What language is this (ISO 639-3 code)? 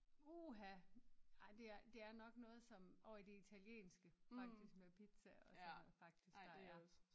dan